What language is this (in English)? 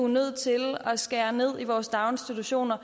Danish